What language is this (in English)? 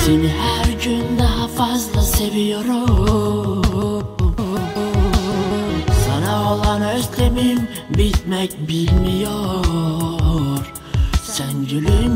Turkish